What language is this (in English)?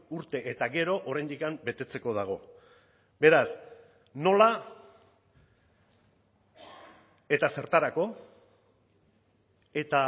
Basque